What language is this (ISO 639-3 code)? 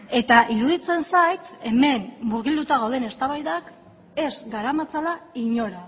eus